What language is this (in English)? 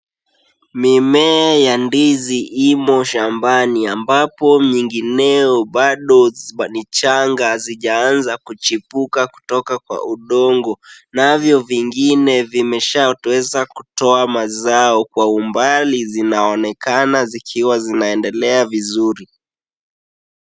Swahili